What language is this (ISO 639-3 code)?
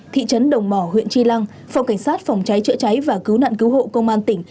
vie